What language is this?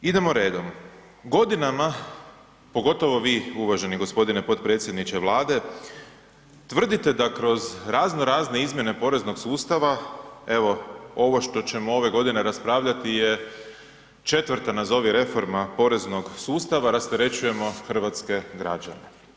Croatian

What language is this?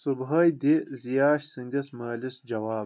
Kashmiri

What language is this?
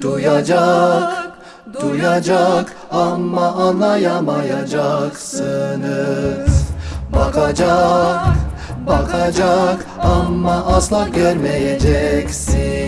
Turkish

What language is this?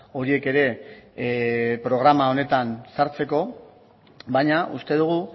Basque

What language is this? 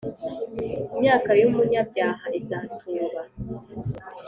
Kinyarwanda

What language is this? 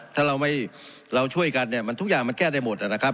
Thai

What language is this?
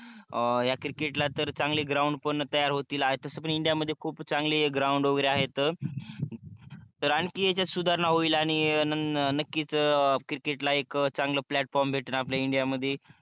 Marathi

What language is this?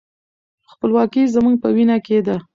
Pashto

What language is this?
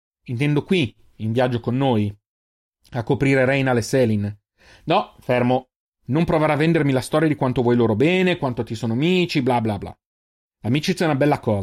Italian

